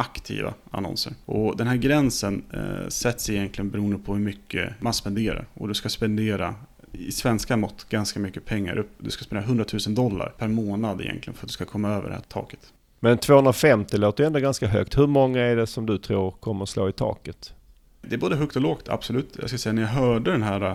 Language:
Swedish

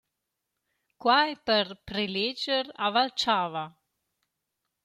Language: Romansh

